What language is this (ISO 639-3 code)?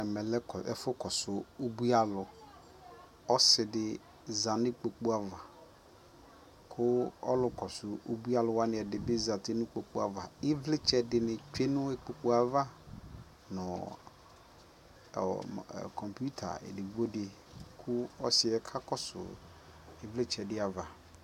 kpo